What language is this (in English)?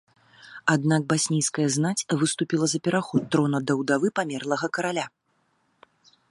Belarusian